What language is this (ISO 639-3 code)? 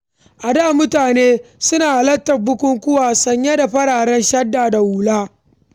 hau